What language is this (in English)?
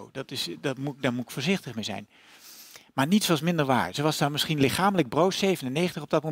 Dutch